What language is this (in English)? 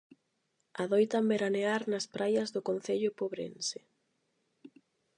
Galician